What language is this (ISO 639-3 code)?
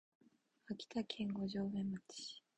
jpn